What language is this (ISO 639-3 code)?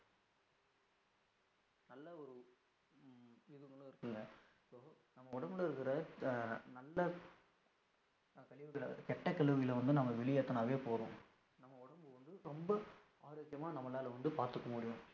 tam